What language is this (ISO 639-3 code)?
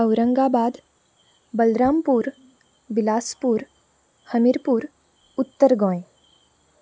kok